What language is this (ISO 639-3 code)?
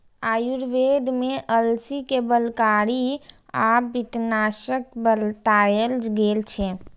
mai